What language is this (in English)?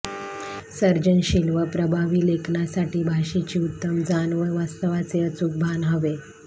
Marathi